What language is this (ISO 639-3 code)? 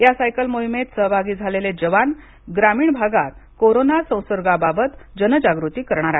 mar